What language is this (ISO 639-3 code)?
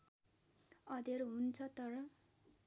nep